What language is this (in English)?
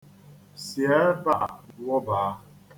Igbo